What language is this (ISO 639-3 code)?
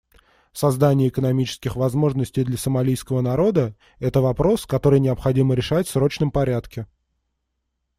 rus